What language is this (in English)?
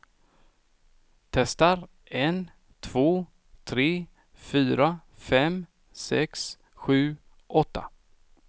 Swedish